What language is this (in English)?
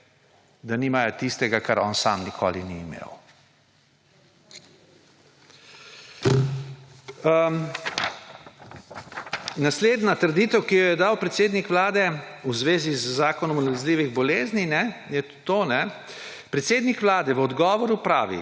Slovenian